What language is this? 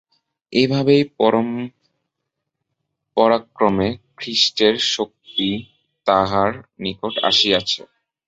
Bangla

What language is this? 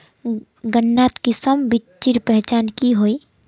Magahi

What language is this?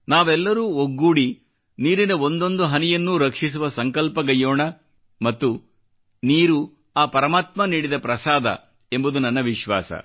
Kannada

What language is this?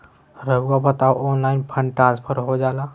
Magahi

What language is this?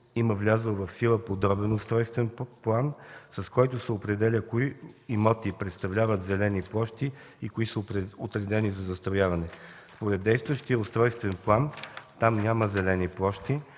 Bulgarian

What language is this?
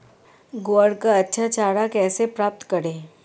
Hindi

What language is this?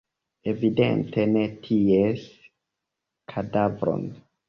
Esperanto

